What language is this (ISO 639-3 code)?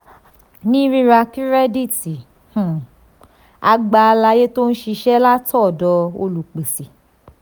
yor